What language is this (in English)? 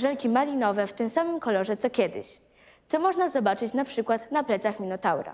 Polish